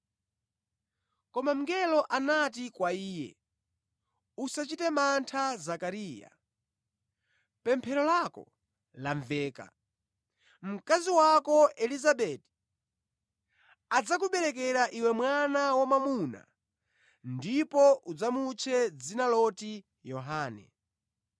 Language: Nyanja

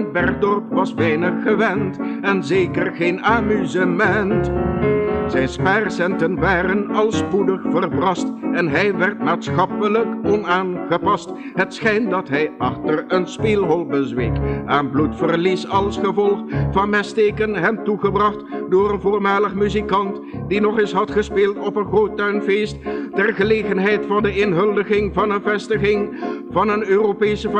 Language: Dutch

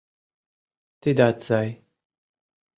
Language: Mari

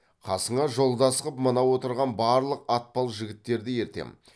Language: Kazakh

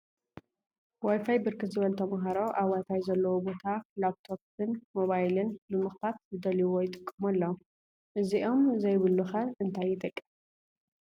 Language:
Tigrinya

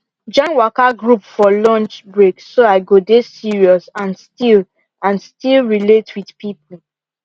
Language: Nigerian Pidgin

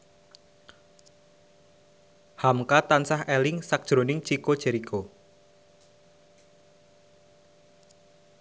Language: Javanese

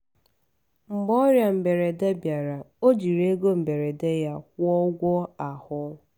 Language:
Igbo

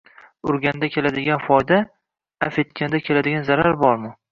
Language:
Uzbek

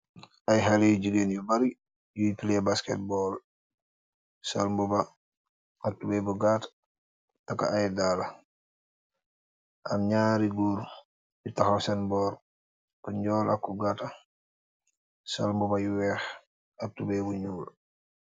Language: Wolof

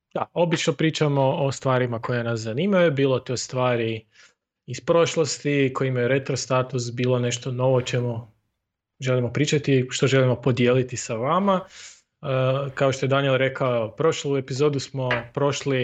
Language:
Croatian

